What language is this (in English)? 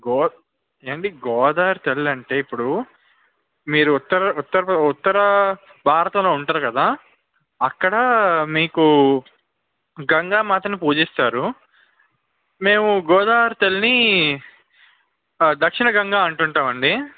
Telugu